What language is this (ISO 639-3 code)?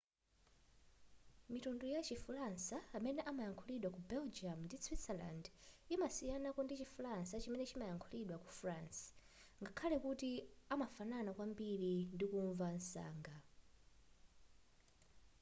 nya